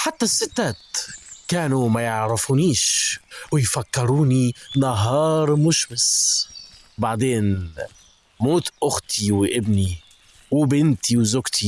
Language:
Arabic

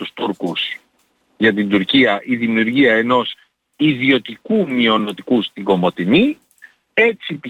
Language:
Greek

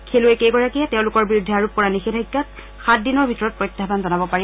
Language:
Assamese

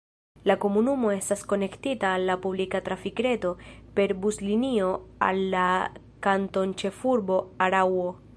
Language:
Esperanto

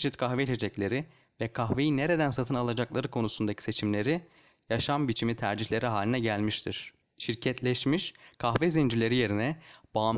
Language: Turkish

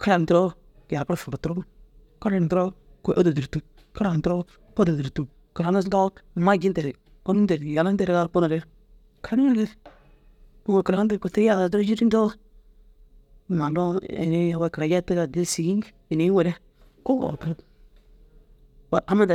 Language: Dazaga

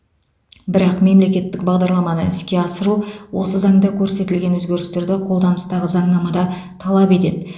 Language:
Kazakh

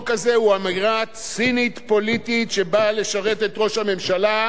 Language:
Hebrew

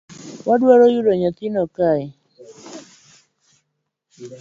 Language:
Luo (Kenya and Tanzania)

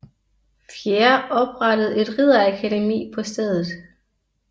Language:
Danish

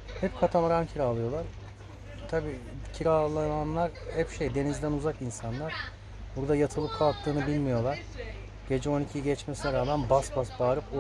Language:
Turkish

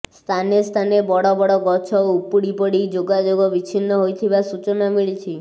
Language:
Odia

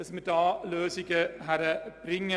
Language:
Swiss German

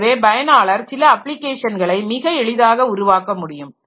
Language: Tamil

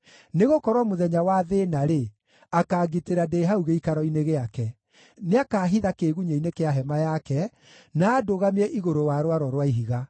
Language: Kikuyu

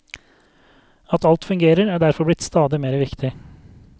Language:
Norwegian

